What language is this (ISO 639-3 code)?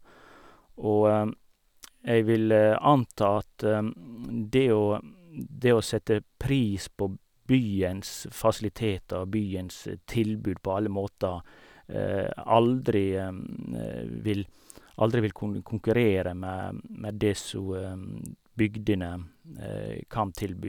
nor